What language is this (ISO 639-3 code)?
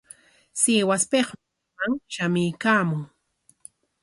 qwa